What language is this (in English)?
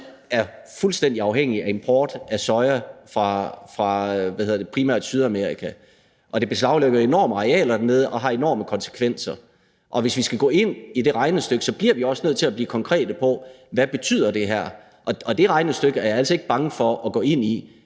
Danish